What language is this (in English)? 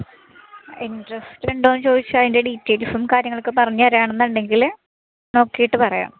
Malayalam